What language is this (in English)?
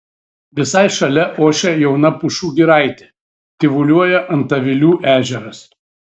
Lithuanian